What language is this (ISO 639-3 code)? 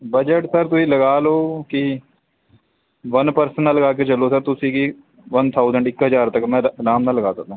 pan